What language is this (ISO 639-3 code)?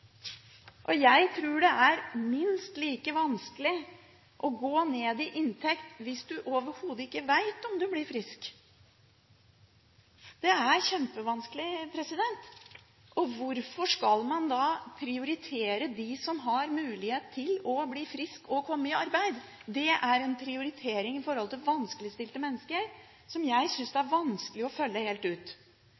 nob